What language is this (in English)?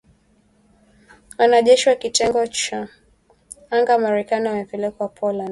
Swahili